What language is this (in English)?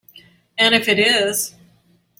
English